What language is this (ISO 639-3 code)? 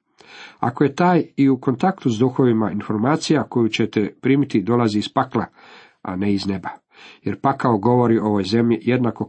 hrv